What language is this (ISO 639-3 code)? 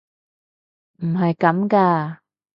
yue